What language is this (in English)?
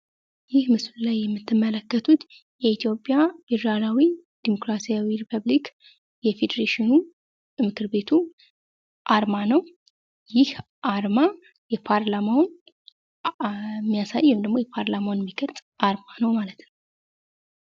Amharic